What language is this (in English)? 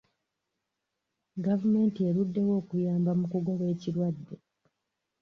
Ganda